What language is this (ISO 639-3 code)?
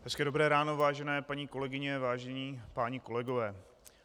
ces